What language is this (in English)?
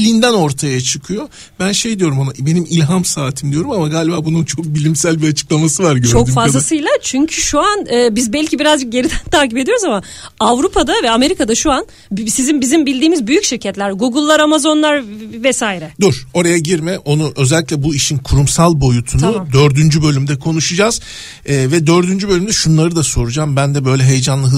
Turkish